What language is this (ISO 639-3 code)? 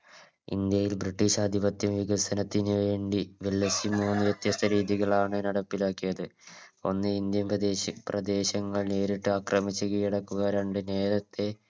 mal